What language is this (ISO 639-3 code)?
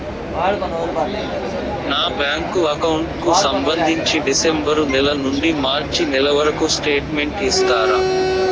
tel